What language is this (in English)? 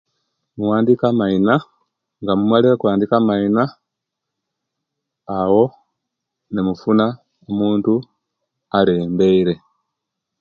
Kenyi